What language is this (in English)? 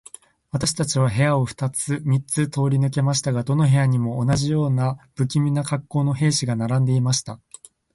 Japanese